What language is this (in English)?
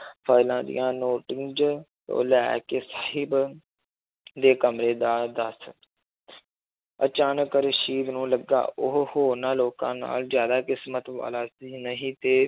Punjabi